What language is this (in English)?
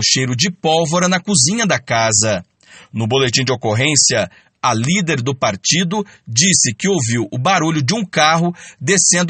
Portuguese